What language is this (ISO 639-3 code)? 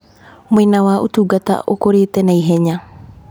kik